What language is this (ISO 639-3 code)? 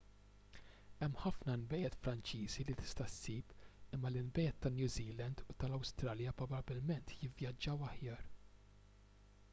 mlt